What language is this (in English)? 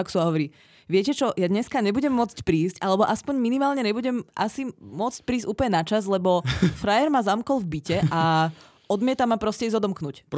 Czech